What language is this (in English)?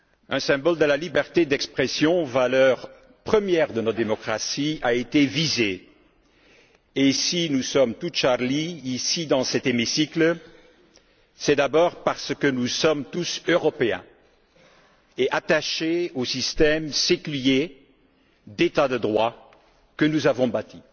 French